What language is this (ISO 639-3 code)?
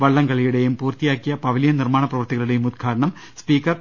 mal